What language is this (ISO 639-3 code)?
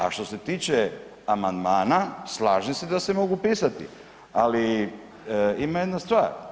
hrv